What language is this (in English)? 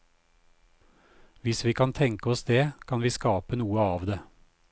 Norwegian